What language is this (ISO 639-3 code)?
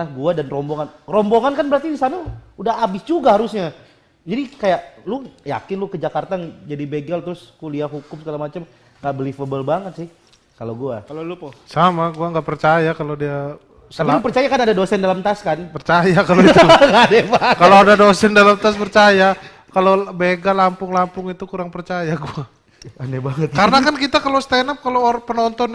ind